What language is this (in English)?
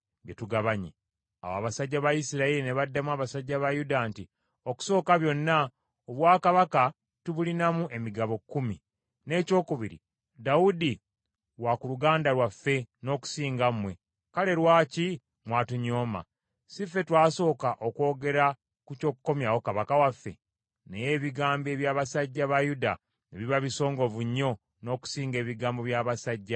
Ganda